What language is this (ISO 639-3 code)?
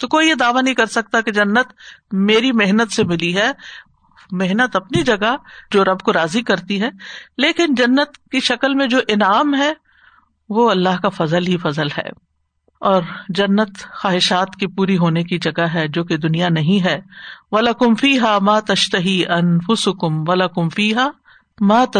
urd